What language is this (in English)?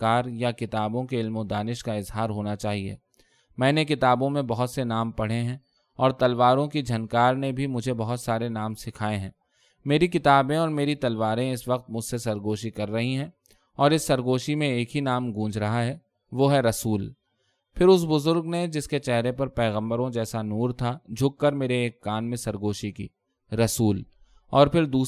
Urdu